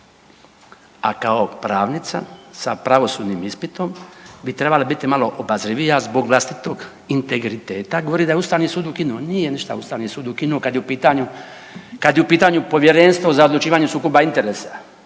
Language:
Croatian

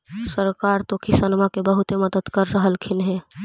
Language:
Magahi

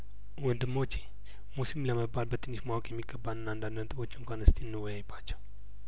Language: Amharic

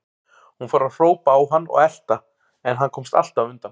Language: Icelandic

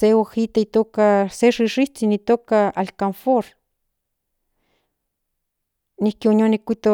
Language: Central Nahuatl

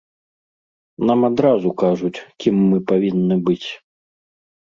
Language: Belarusian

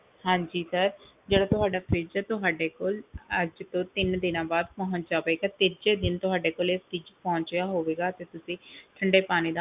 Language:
Punjabi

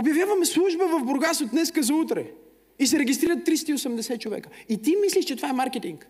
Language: Bulgarian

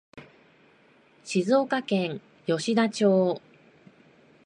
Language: Japanese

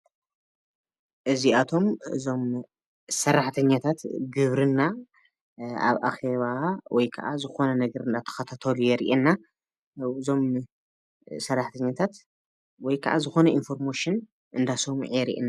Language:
Tigrinya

